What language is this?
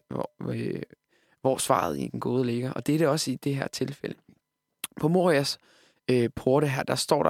Danish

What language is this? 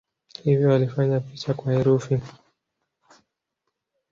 Swahili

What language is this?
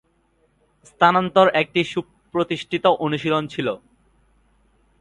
Bangla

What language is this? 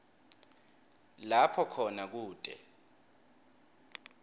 Swati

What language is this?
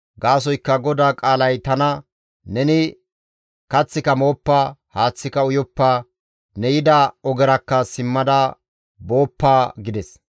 Gamo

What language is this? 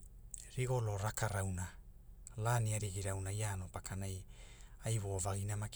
Hula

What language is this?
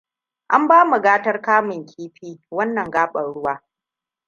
Hausa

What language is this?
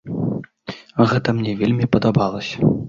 Belarusian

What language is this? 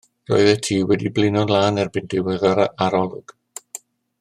Welsh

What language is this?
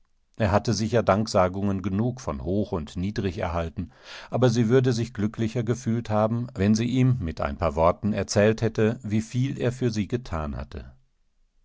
German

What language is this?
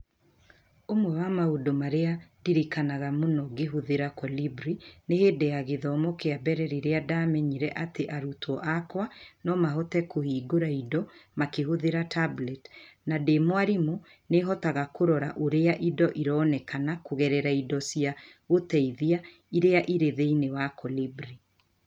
Kikuyu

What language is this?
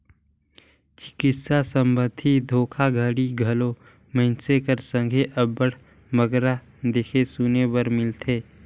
Chhattisgarhi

